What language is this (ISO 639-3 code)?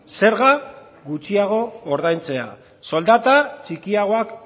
eus